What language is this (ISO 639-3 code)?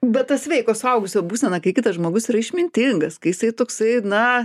lit